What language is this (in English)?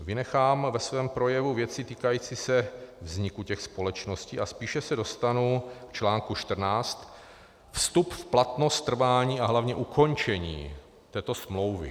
Czech